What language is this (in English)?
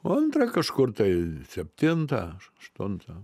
Lithuanian